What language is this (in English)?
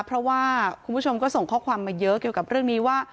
Thai